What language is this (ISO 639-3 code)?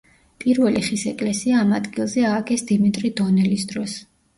kat